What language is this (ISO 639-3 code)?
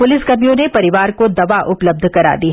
hin